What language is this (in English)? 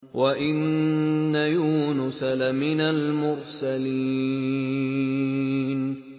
Arabic